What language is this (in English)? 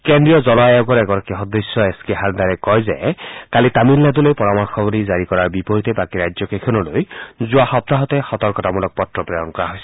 Assamese